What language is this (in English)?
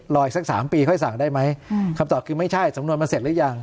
Thai